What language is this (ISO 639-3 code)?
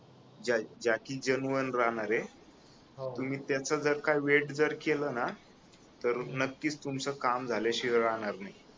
mar